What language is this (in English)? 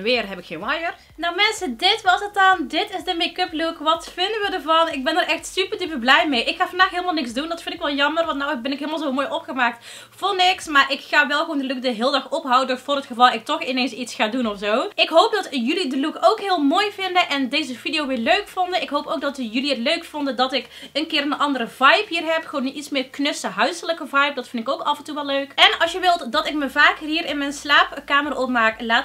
Dutch